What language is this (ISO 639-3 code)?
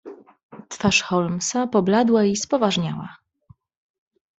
pol